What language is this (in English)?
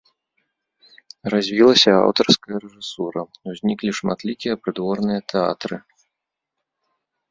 Belarusian